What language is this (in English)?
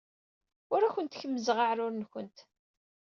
Kabyle